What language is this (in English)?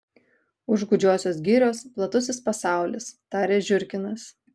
Lithuanian